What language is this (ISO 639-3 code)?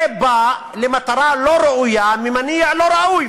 heb